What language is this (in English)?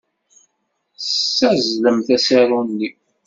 Kabyle